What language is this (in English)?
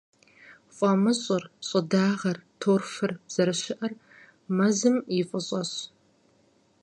Kabardian